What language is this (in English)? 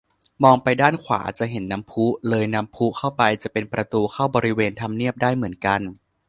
Thai